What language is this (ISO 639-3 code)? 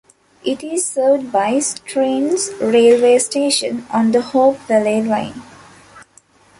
eng